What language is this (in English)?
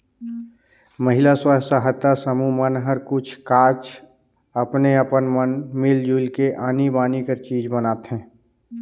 Chhattisgarhi